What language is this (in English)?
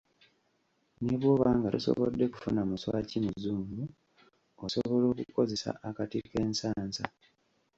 Ganda